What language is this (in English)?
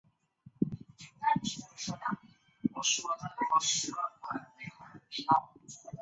Chinese